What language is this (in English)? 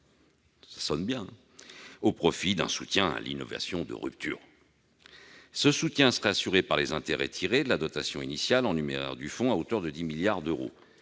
French